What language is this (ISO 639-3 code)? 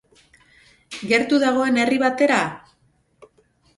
eus